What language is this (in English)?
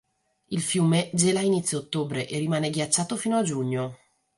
Italian